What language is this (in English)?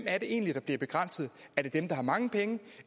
Danish